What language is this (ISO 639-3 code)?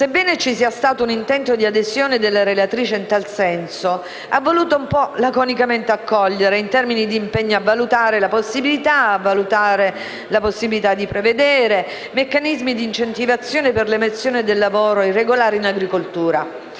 ita